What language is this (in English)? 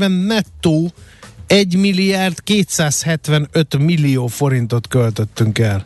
Hungarian